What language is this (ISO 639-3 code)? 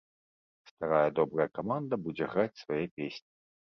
bel